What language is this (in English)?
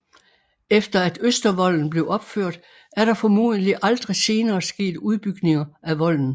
Danish